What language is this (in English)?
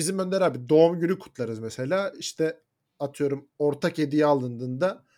Turkish